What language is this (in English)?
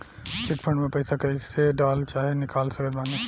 Bhojpuri